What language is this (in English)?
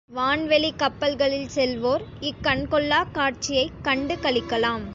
Tamil